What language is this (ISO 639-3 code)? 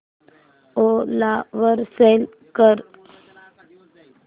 mar